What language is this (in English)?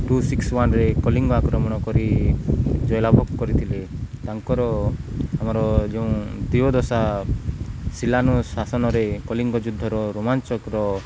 Odia